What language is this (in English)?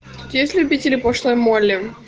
Russian